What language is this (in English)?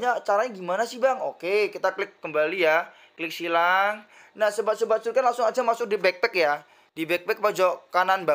Indonesian